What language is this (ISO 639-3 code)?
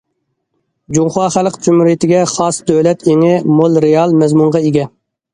uig